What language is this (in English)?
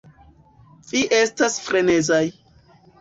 Esperanto